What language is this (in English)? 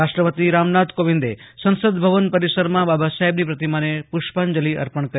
Gujarati